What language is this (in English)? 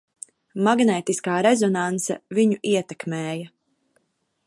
Latvian